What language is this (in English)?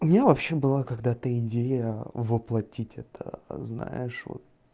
Russian